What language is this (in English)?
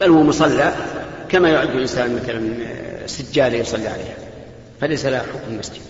Arabic